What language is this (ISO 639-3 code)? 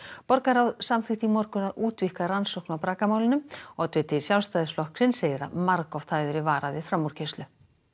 isl